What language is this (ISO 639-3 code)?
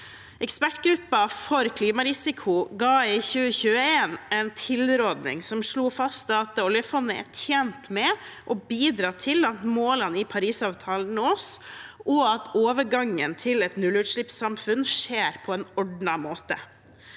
nor